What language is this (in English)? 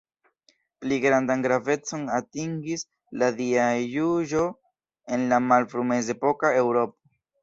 Esperanto